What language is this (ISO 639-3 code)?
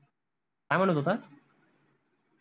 mar